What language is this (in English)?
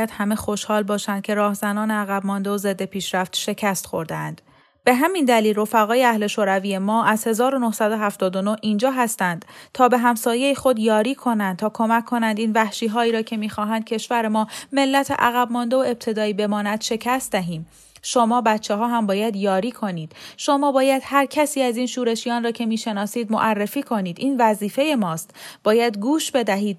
Persian